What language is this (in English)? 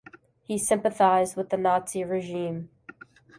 English